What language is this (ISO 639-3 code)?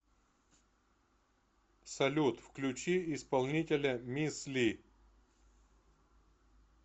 rus